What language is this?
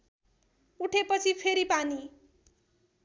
Nepali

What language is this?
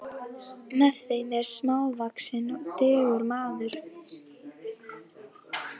Icelandic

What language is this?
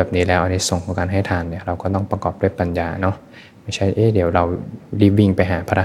Thai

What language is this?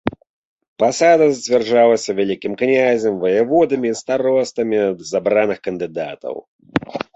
Belarusian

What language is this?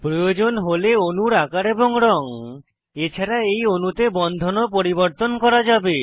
Bangla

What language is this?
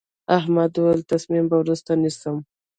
Pashto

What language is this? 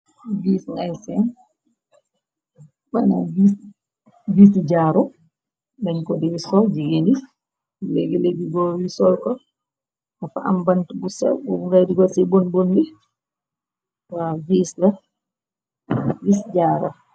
Wolof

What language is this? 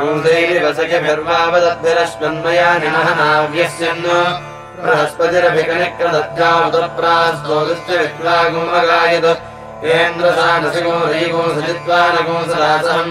Dutch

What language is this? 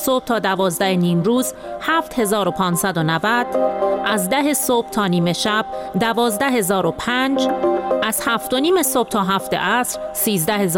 Persian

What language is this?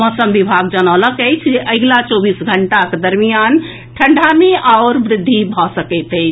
Maithili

